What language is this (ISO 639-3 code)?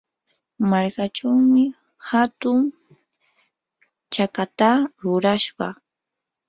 qur